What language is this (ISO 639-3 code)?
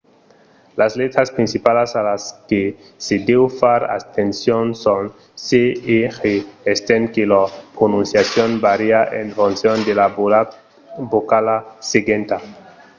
oci